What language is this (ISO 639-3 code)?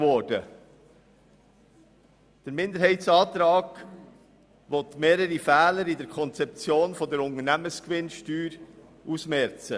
gsw